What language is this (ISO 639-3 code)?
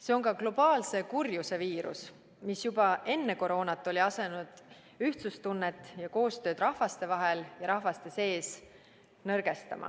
est